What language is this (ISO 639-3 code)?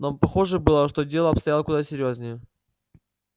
rus